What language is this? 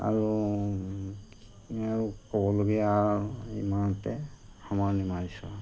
Assamese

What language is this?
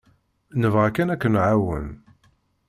Kabyle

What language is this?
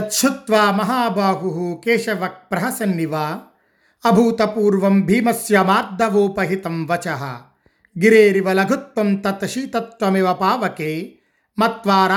Telugu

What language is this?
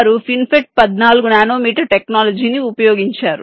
Telugu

